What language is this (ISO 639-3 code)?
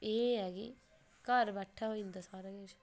doi